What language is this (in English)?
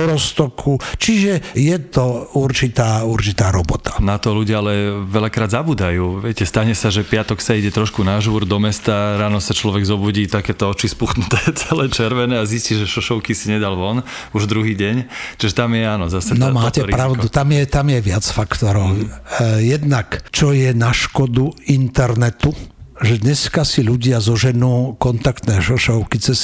Slovak